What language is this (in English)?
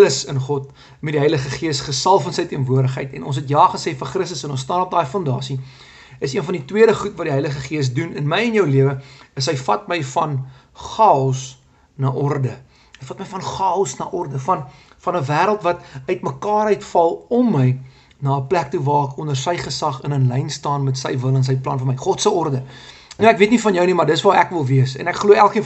Dutch